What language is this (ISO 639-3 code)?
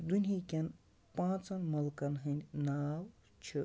kas